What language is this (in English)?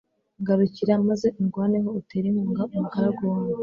Kinyarwanda